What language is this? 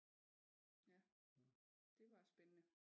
Danish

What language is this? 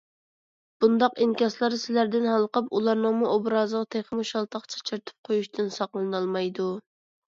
Uyghur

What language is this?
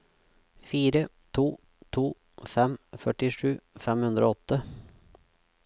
Norwegian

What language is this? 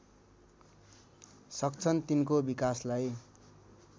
Nepali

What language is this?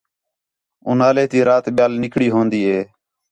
Khetrani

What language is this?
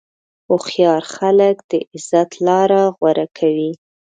Pashto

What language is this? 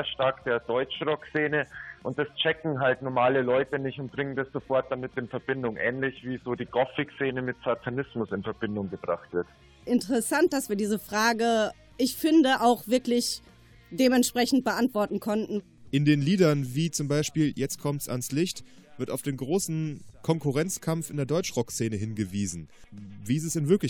German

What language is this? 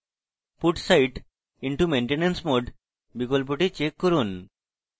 Bangla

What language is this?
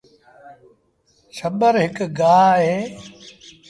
Sindhi Bhil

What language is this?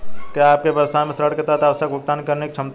Hindi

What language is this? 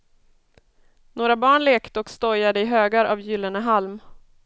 Swedish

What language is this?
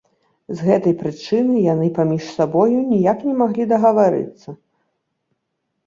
Belarusian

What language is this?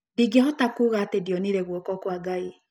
Kikuyu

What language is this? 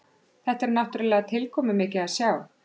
Icelandic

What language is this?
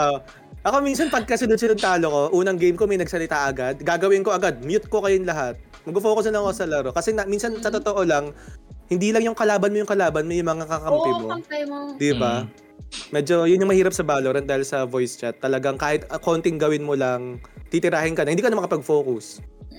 Filipino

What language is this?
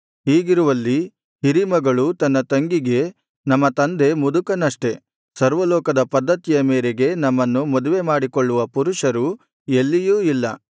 Kannada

